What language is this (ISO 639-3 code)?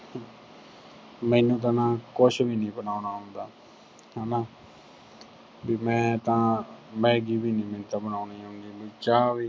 pan